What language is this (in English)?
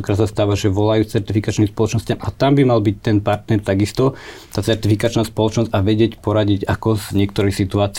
Slovak